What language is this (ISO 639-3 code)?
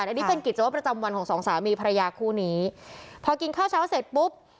tha